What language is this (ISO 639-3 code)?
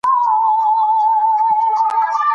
pus